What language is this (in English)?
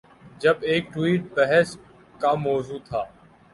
Urdu